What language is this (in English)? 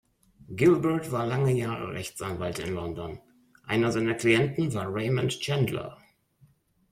German